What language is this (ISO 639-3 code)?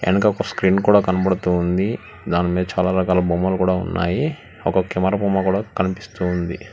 tel